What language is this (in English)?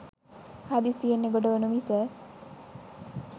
Sinhala